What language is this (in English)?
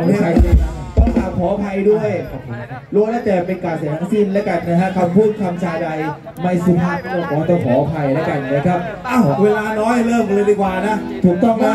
Thai